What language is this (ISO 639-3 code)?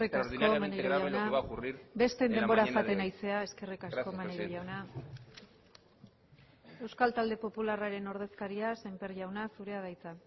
eus